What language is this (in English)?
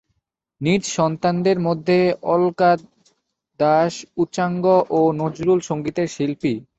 Bangla